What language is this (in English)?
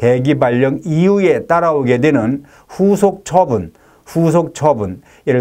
Korean